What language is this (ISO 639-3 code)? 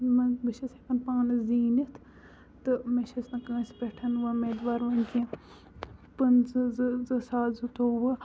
kas